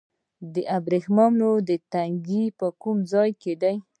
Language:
Pashto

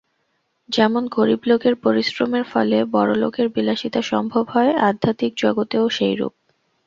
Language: Bangla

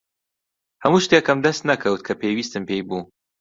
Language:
Central Kurdish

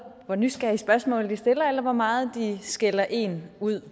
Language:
Danish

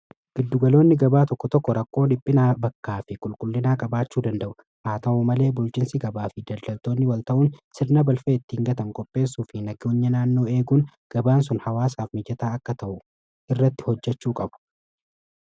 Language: Oromo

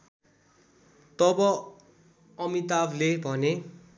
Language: Nepali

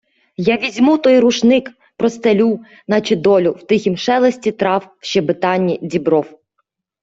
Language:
Ukrainian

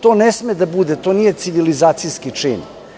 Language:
Serbian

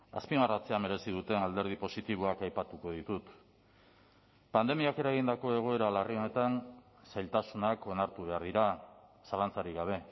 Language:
Basque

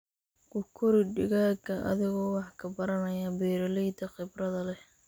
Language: Somali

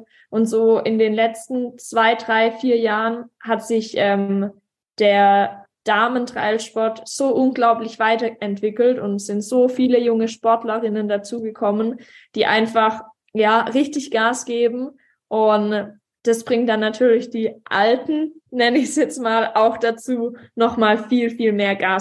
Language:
German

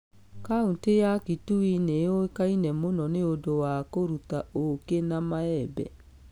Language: Kikuyu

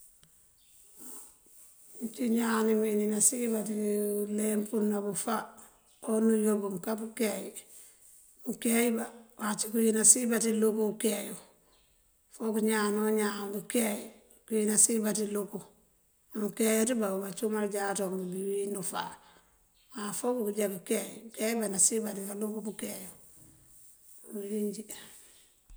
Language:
Mandjak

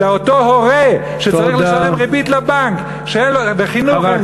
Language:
Hebrew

